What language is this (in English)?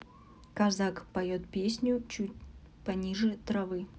Russian